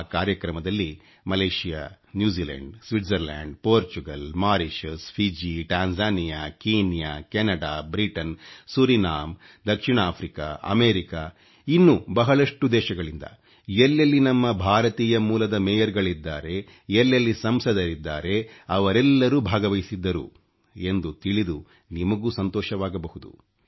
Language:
Kannada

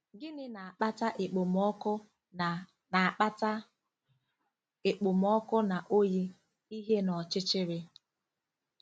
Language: Igbo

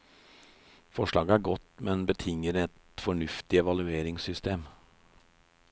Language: Norwegian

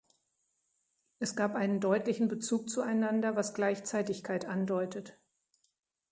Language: German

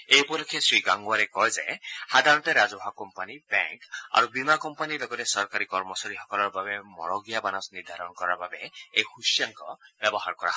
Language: Assamese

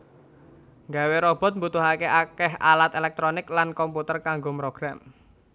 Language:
Javanese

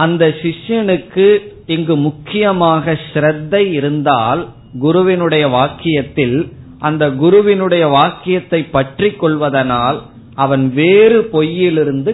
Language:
Tamil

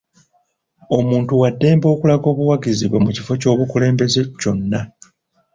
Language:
Ganda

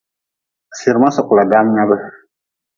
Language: Nawdm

